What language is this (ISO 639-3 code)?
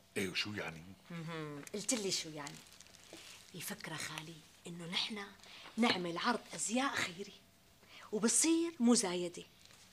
ara